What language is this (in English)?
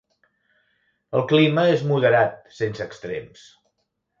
Catalan